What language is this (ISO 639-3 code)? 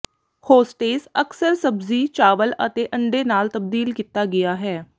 pan